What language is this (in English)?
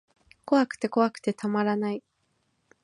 Japanese